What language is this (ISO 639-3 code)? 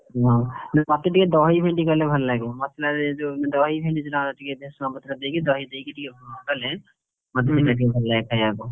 ori